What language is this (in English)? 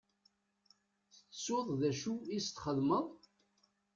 Kabyle